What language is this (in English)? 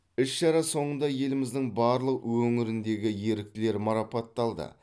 Kazakh